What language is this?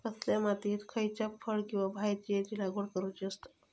Marathi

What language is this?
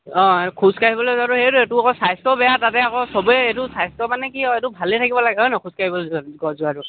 Assamese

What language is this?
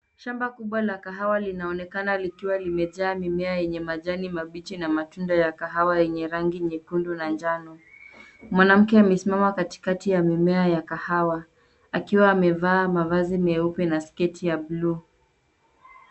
Swahili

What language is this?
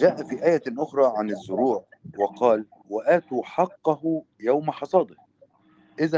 Arabic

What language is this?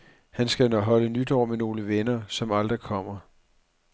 Danish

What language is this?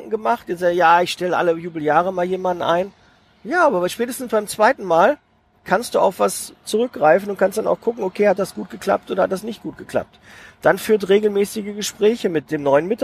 German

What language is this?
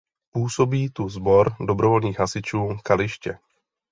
Czech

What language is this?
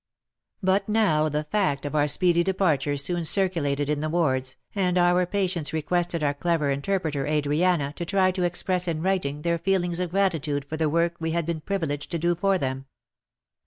English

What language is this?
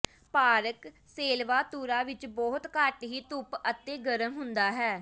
Punjabi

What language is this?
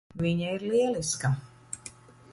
Latvian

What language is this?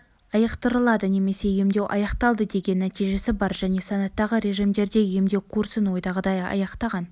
Kazakh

